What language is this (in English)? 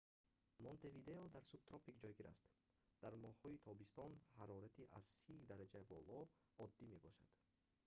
Tajik